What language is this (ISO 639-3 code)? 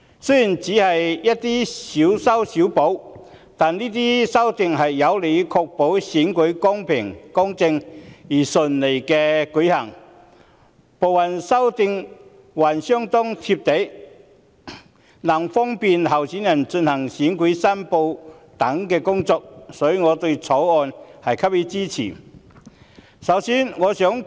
yue